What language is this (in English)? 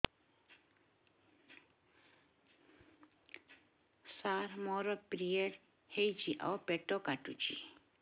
Odia